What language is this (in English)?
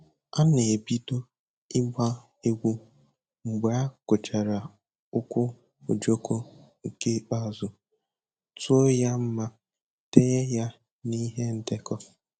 Igbo